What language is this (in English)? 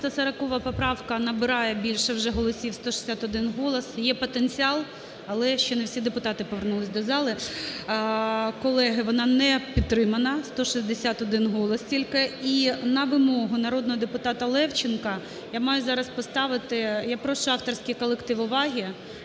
Ukrainian